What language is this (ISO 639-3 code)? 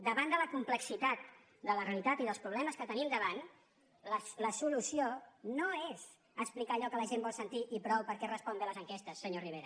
cat